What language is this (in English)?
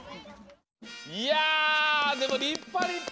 Japanese